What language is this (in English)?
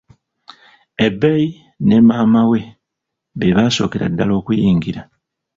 Ganda